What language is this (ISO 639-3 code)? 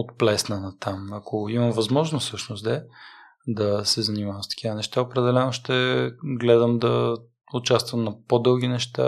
bul